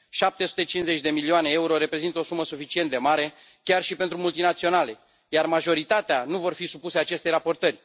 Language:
Romanian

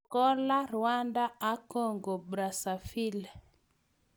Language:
Kalenjin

